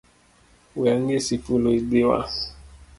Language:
Luo (Kenya and Tanzania)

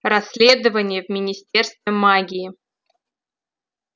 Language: Russian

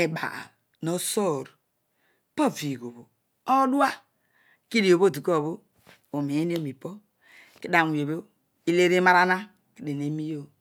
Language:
Odual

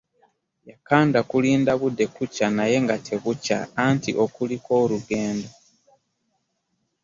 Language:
Ganda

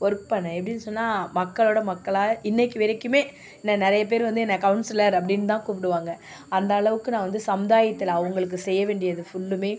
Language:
Tamil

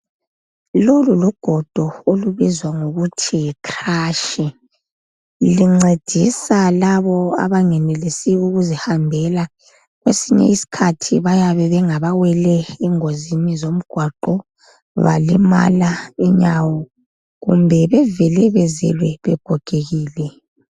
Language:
North Ndebele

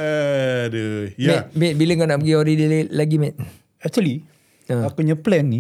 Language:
Malay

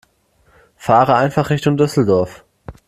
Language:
German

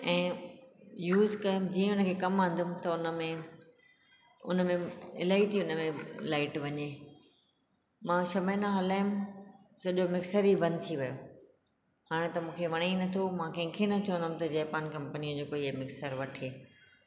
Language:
Sindhi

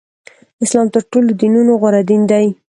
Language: Pashto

